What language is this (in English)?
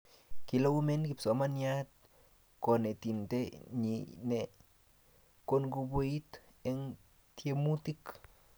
Kalenjin